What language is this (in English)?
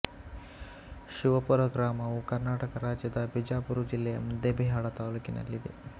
Kannada